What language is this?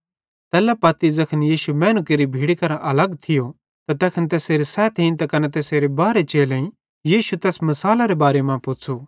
Bhadrawahi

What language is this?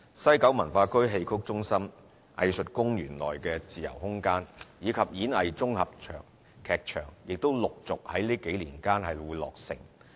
Cantonese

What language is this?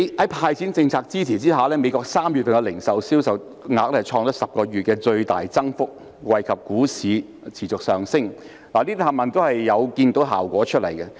Cantonese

